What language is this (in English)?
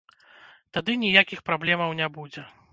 Belarusian